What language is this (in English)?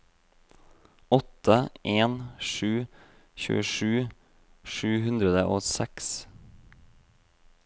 Norwegian